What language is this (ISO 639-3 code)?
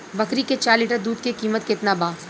bho